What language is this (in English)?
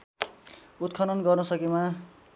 Nepali